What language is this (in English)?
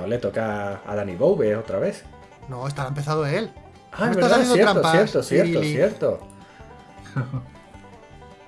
Spanish